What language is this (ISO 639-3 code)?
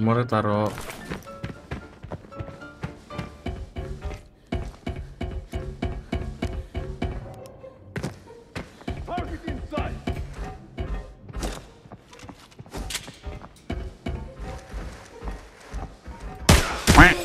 ind